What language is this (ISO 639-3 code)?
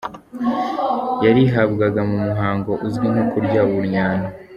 kin